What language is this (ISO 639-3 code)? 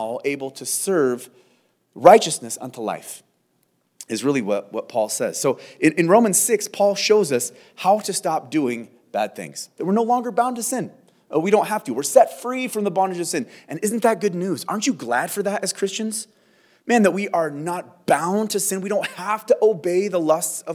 eng